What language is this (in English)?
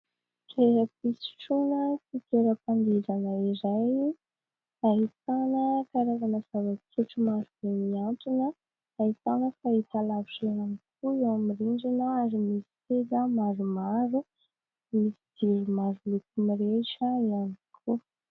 Malagasy